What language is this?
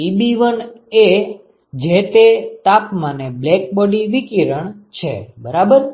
Gujarati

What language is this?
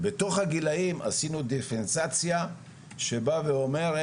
Hebrew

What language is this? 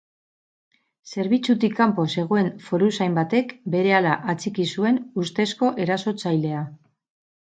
Basque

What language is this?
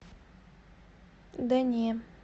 Russian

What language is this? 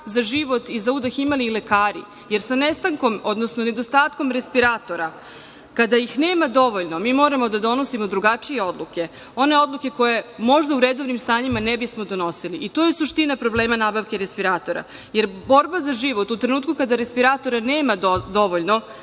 Serbian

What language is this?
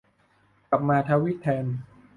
Thai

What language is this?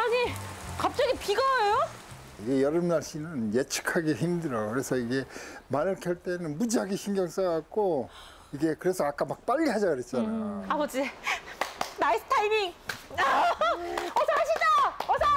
Korean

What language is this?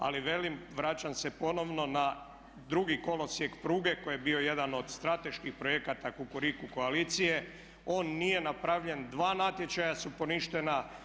Croatian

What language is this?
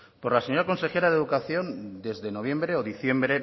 Spanish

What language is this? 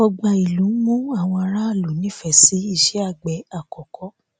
Yoruba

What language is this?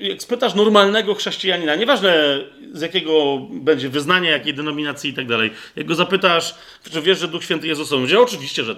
Polish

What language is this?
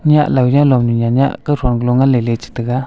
Wancho Naga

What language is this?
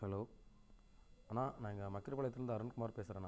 Tamil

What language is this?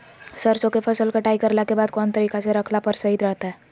Magahi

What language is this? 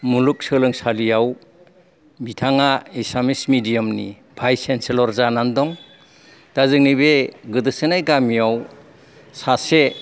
Bodo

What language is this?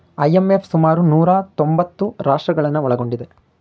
Kannada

